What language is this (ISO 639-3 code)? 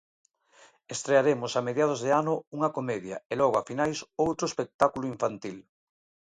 glg